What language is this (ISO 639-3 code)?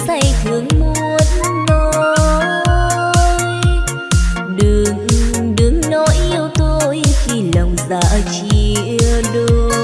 vie